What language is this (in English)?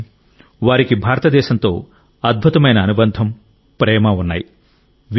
Telugu